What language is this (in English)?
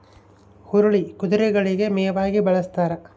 Kannada